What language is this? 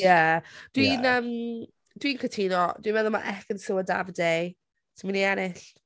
Welsh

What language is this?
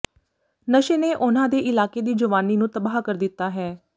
Punjabi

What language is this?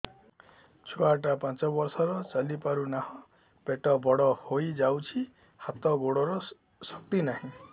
Odia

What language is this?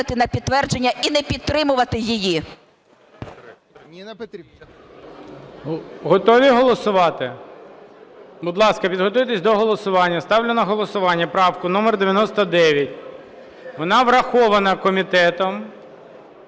Ukrainian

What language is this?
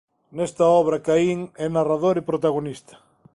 Galician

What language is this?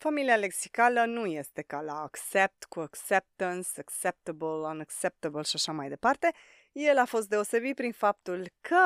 Romanian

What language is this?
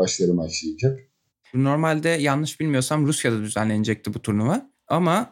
Turkish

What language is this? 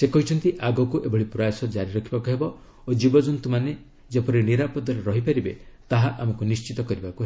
Odia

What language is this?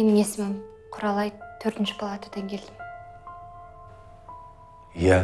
Russian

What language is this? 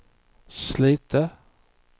Swedish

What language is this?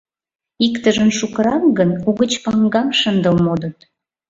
Mari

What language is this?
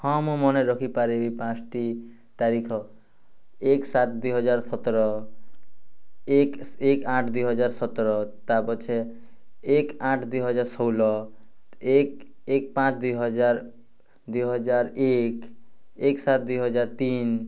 Odia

